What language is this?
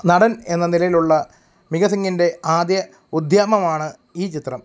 Malayalam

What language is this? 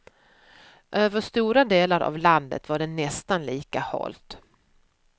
Swedish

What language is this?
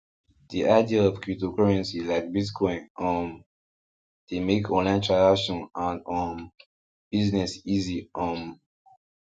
Nigerian Pidgin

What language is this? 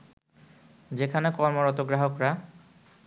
Bangla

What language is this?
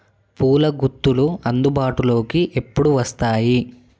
Telugu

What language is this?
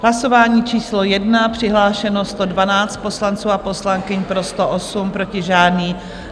Czech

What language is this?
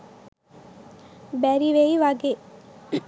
Sinhala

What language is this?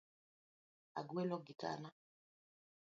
Luo (Kenya and Tanzania)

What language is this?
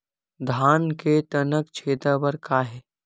Chhattisgarhi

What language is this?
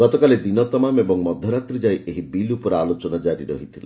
Odia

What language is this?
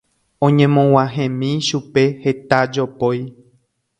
Guarani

